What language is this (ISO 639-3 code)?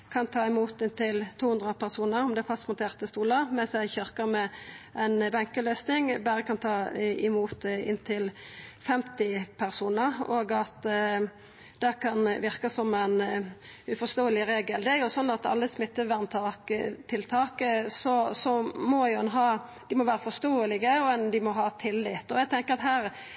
nno